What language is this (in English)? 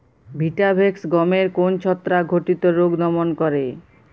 Bangla